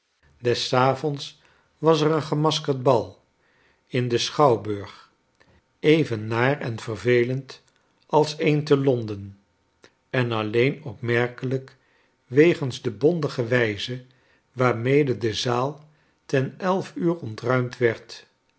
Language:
Dutch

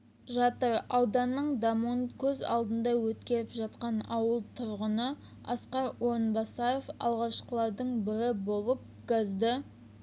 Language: Kazakh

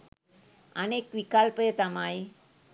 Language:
Sinhala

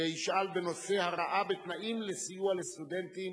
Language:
Hebrew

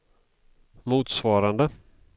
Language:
Swedish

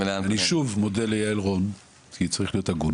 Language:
Hebrew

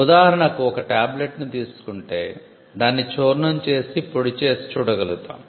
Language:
Telugu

